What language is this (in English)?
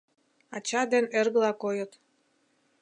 Mari